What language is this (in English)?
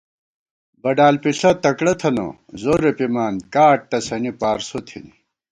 Gawar-Bati